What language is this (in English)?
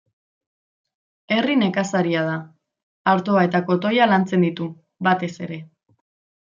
Basque